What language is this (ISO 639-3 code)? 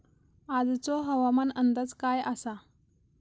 mar